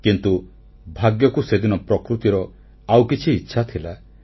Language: Odia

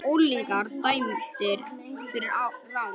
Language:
Icelandic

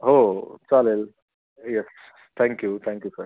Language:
Marathi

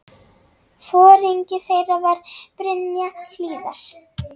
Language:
Icelandic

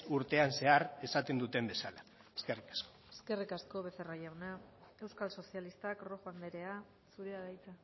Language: Basque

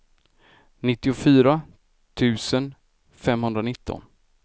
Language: Swedish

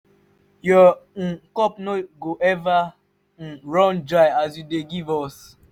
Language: Nigerian Pidgin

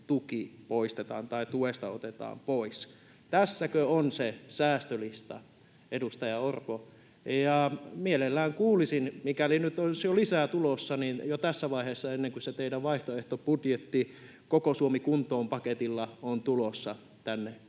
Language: Finnish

